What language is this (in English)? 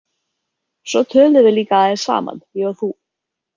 Icelandic